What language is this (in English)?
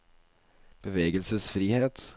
Norwegian